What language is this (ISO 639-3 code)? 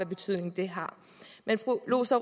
dan